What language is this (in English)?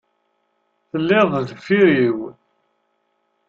Kabyle